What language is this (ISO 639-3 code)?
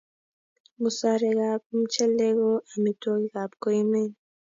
kln